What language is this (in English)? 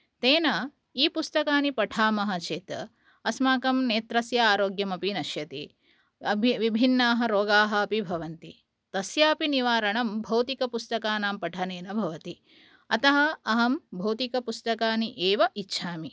Sanskrit